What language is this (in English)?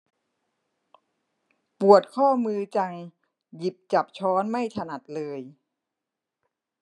Thai